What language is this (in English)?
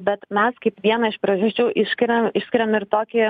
Lithuanian